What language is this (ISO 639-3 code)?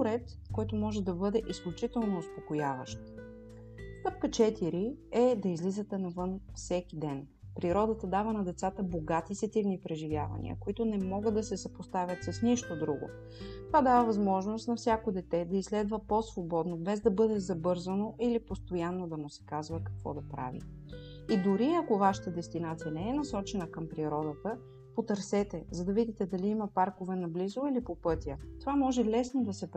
bul